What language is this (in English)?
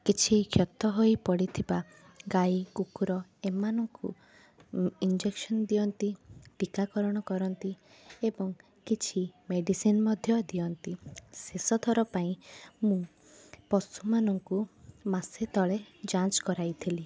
Odia